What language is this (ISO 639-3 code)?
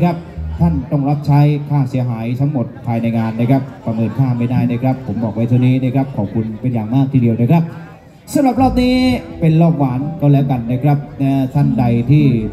tha